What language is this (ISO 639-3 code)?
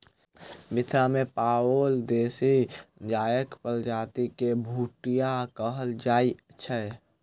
mai